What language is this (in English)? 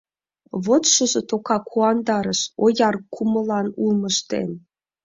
Mari